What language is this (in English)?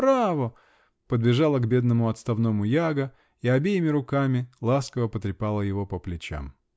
Russian